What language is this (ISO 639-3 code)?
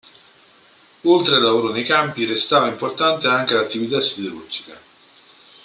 ita